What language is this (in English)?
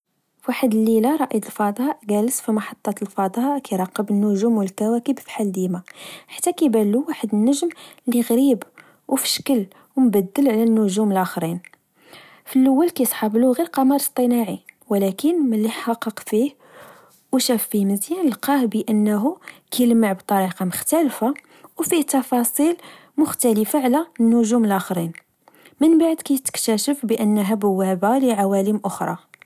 Moroccan Arabic